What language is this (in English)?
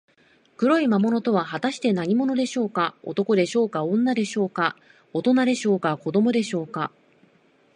Japanese